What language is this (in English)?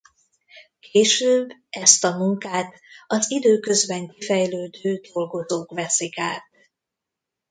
Hungarian